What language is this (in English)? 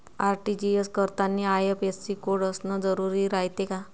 Marathi